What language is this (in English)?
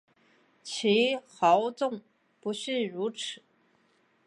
Chinese